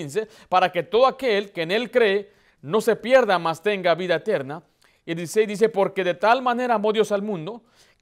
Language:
Spanish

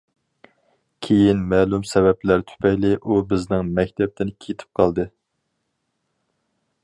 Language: Uyghur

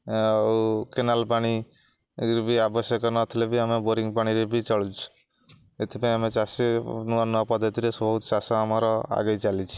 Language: Odia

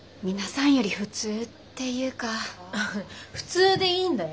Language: Japanese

